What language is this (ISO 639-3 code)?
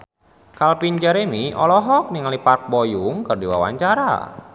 sun